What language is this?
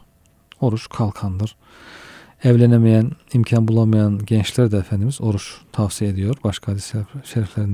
Turkish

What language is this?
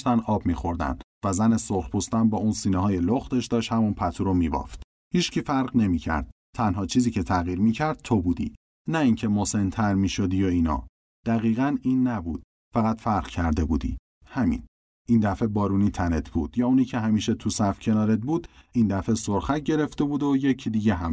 Persian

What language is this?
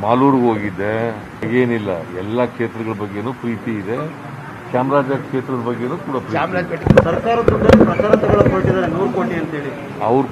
Hindi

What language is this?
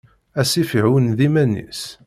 Kabyle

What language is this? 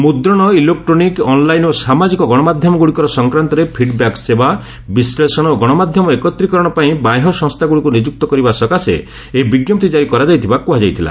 Odia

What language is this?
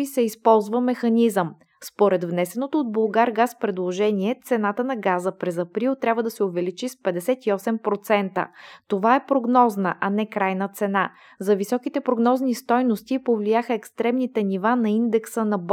Bulgarian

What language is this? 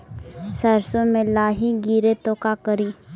Magahi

